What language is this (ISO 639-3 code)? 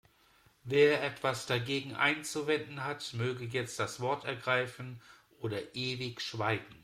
deu